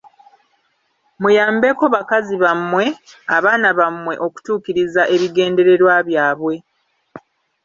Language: Ganda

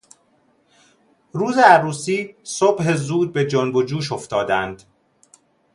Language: Persian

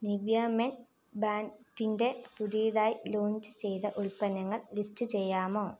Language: Malayalam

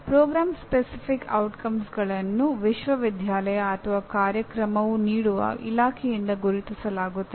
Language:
Kannada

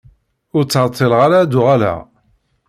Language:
Kabyle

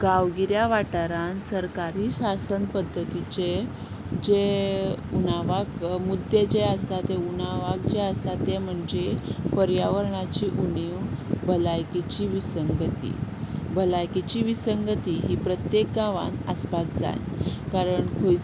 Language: Konkani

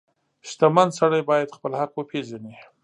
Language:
Pashto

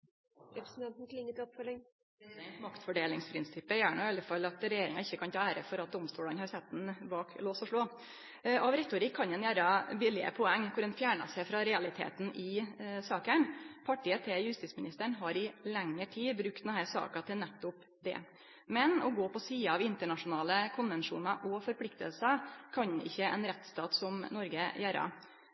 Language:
Norwegian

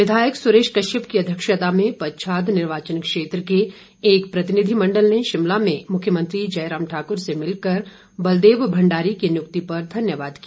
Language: Hindi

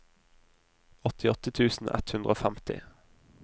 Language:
Norwegian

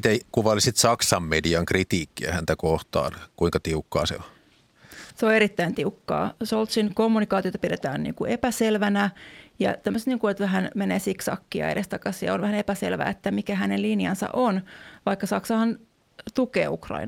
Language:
Finnish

